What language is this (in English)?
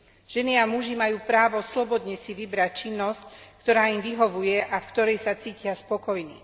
Slovak